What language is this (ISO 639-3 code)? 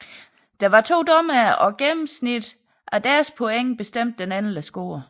dan